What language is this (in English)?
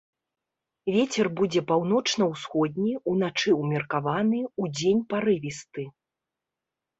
Belarusian